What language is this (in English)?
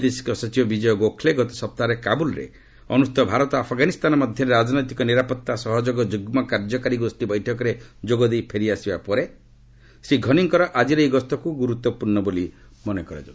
Odia